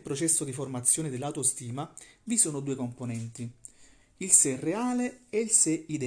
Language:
Italian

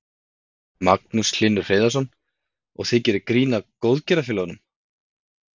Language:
Icelandic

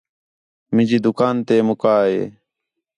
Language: Khetrani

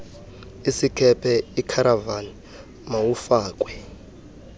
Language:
Xhosa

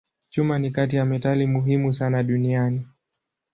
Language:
Swahili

